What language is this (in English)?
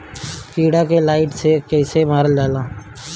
Bhojpuri